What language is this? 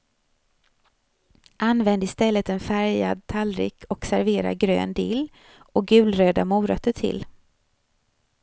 Swedish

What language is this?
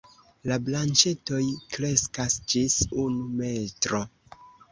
Esperanto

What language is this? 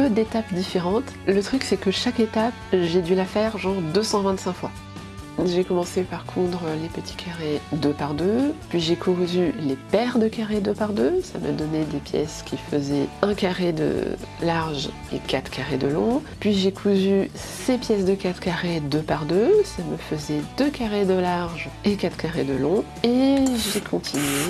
French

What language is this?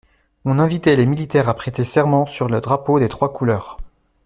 French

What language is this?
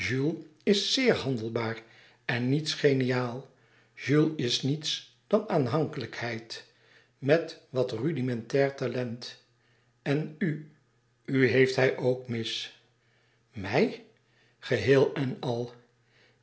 Dutch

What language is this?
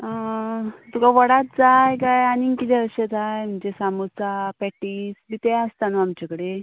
Konkani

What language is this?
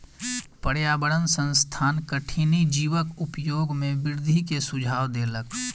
Maithili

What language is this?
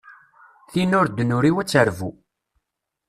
Kabyle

